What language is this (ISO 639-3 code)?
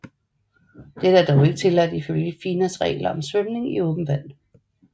dan